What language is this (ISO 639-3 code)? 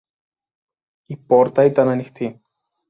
ell